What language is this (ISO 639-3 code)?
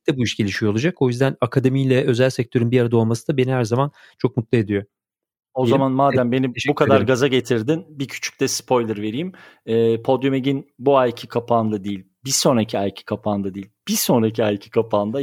tur